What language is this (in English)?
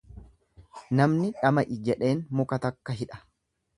Oromo